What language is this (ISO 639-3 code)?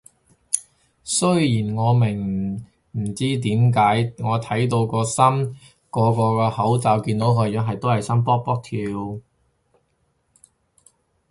yue